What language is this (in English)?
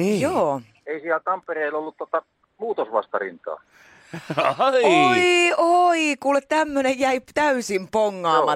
Finnish